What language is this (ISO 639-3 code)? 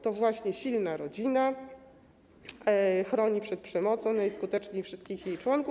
pol